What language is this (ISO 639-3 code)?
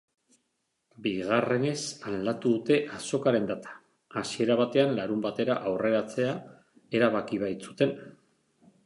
eus